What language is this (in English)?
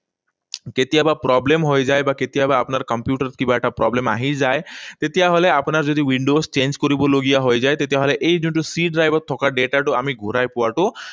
Assamese